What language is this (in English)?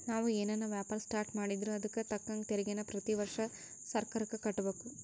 Kannada